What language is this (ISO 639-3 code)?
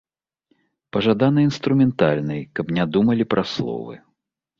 bel